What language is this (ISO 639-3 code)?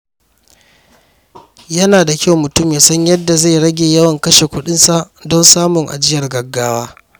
hau